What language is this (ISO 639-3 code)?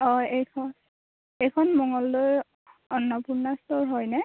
asm